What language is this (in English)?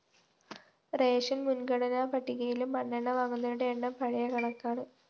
Malayalam